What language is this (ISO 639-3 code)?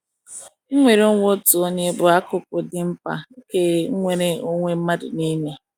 ibo